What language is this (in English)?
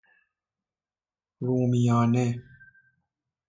Persian